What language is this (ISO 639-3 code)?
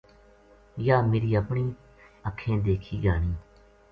gju